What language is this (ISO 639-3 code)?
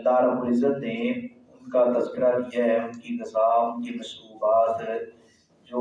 urd